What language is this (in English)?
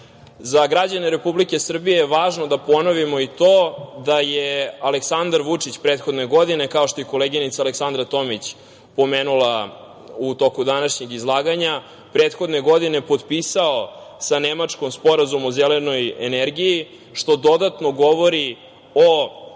Serbian